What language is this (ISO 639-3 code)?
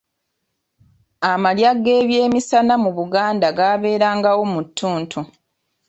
lug